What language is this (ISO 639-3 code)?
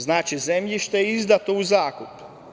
srp